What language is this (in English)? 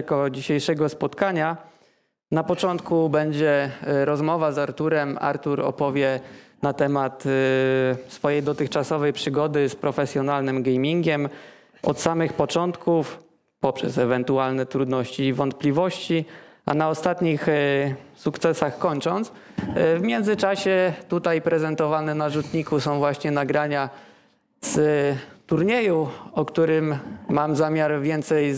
Polish